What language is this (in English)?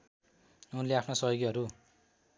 Nepali